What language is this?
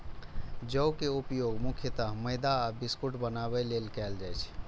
Maithili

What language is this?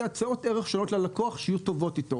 Hebrew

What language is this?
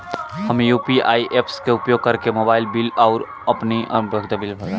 Bhojpuri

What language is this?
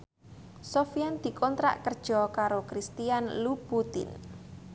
Javanese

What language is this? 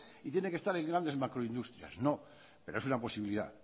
Spanish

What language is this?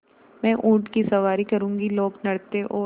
Hindi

